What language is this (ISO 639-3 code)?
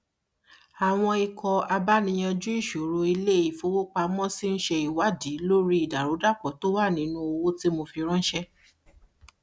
yor